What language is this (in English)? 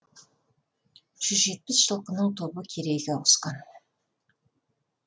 Kazakh